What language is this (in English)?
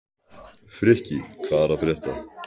Icelandic